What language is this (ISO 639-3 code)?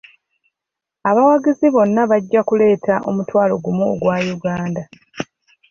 lug